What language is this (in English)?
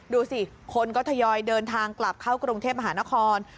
Thai